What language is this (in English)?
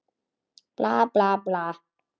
Icelandic